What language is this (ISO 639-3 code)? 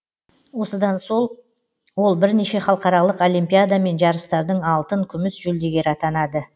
kaz